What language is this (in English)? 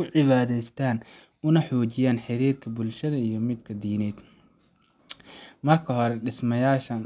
Somali